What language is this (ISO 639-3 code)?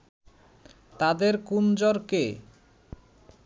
ben